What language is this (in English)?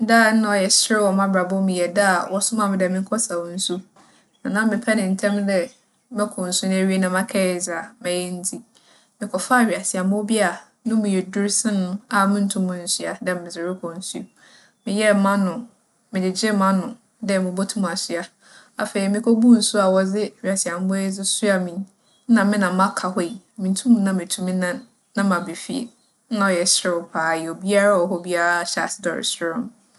Akan